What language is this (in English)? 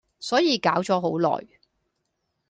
Cantonese